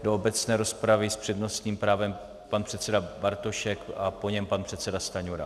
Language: Czech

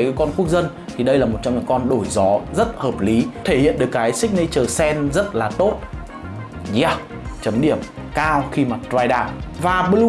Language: Vietnamese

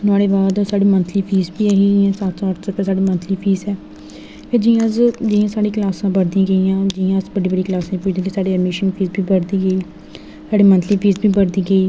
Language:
Dogri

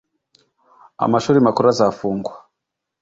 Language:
Kinyarwanda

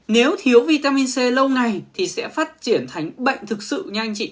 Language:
Vietnamese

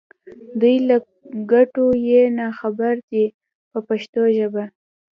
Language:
Pashto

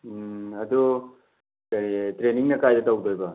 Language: Manipuri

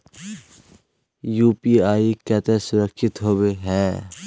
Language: Magahi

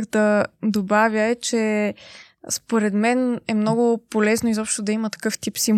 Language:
Bulgarian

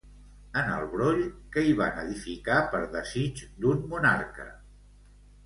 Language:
Catalan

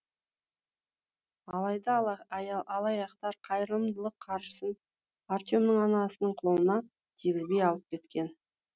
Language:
Kazakh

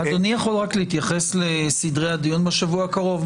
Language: Hebrew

